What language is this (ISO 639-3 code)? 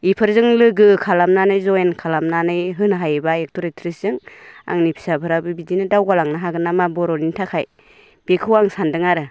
brx